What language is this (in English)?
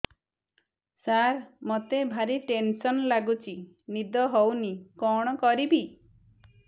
Odia